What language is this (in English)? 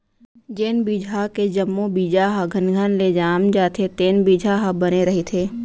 Chhattisgarhi